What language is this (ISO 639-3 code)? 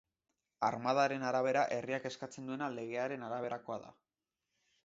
eus